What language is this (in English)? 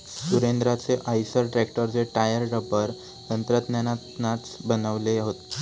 Marathi